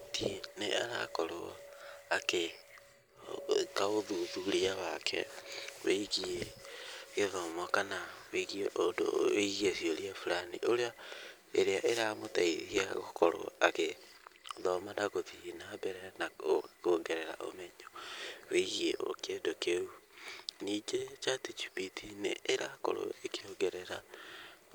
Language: Kikuyu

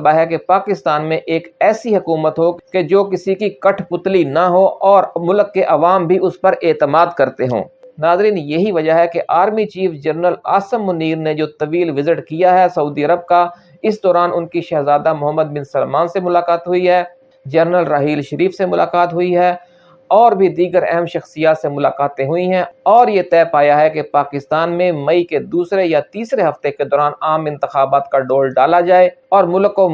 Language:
Urdu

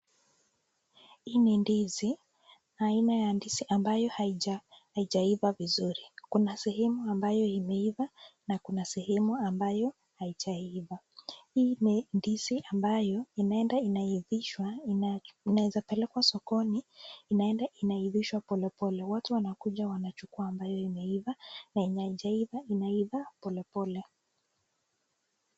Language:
Swahili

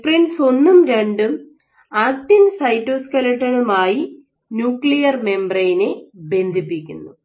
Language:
Malayalam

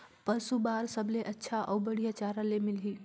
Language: Chhattisgarhi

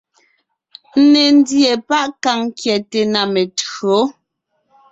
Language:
Ngiemboon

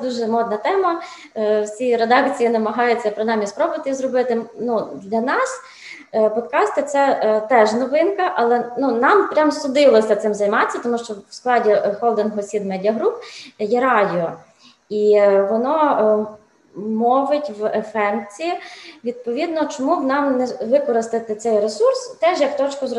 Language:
Ukrainian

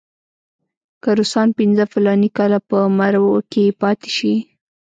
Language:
Pashto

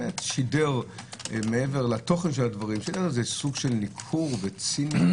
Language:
Hebrew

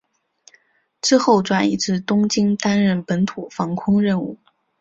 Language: Chinese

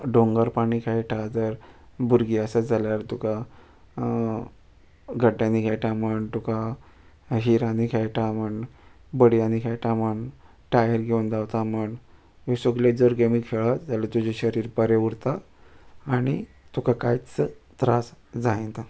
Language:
Konkani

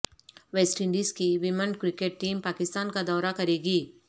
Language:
Urdu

